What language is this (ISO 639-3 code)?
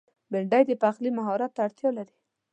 pus